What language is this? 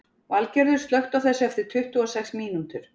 Icelandic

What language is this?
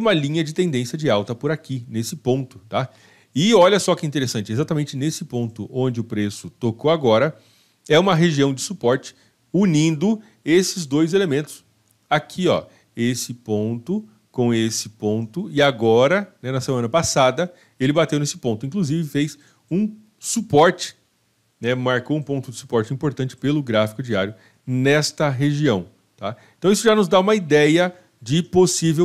Portuguese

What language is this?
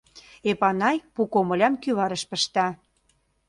Mari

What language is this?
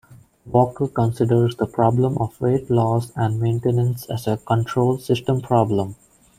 English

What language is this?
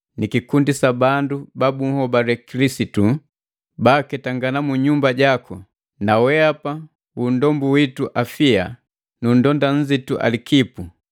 Matengo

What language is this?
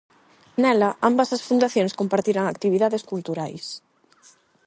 Galician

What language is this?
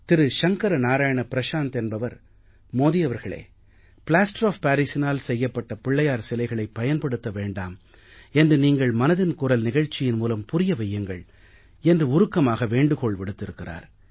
Tamil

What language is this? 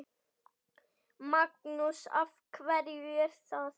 Icelandic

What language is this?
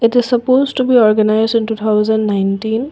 English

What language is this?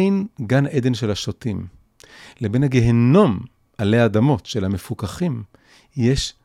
Hebrew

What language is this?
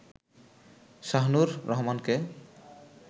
Bangla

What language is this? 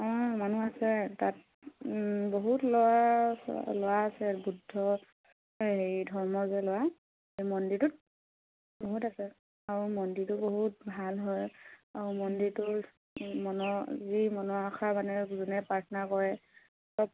Assamese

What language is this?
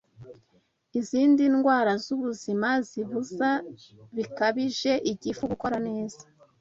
Kinyarwanda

